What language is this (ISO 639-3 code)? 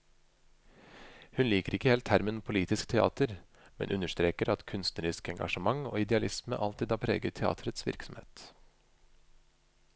nor